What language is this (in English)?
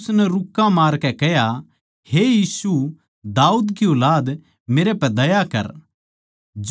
Haryanvi